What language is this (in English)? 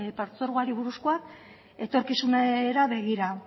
Basque